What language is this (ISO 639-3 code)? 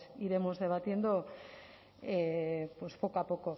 spa